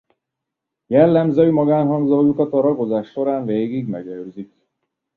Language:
Hungarian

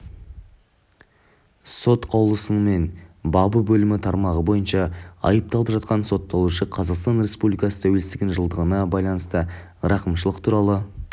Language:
Kazakh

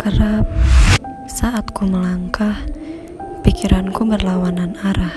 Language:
Indonesian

